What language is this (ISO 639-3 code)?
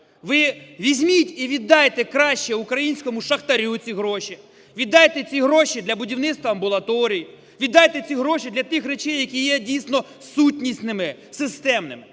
ukr